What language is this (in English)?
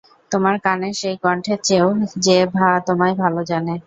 Bangla